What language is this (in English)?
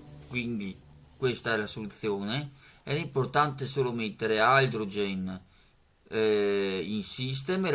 Italian